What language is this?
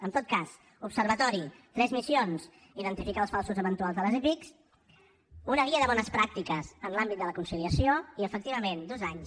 Catalan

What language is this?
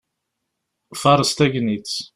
Kabyle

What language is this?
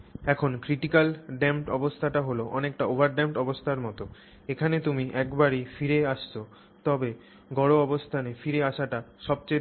Bangla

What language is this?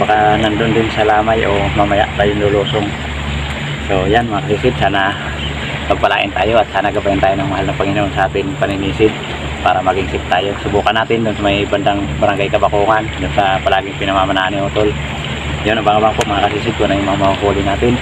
Filipino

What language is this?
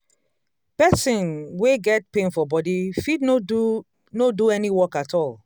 Nigerian Pidgin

